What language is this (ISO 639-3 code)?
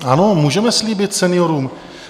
ces